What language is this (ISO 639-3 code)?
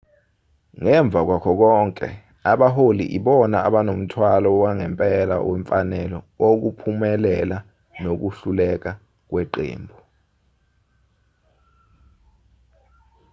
zul